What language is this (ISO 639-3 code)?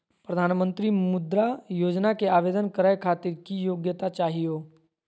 mag